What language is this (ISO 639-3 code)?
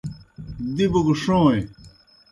plk